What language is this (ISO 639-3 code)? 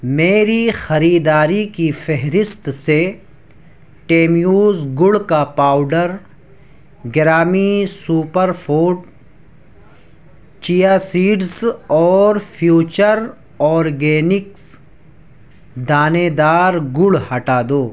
urd